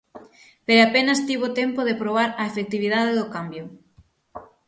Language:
Galician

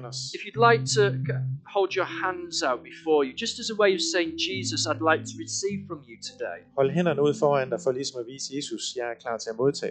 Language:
Danish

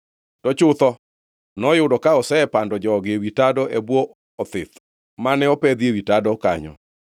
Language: Luo (Kenya and Tanzania)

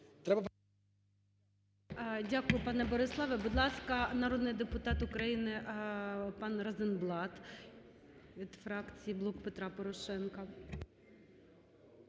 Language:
Ukrainian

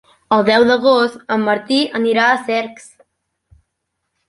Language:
Catalan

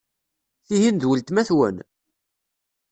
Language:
Kabyle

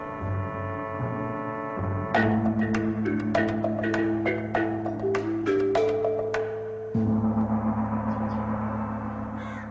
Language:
Bangla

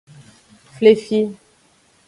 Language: Aja (Benin)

